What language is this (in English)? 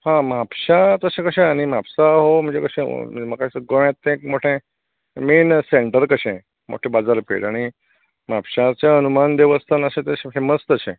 Konkani